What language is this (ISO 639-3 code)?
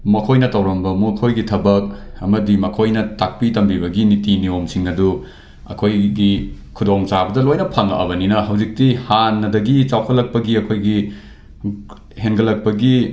mni